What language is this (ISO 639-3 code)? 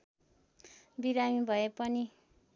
nep